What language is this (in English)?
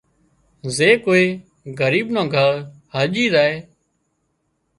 Wadiyara Koli